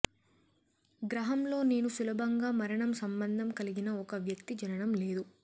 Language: Telugu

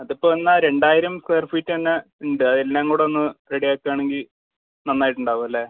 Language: Malayalam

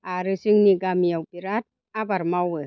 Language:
Bodo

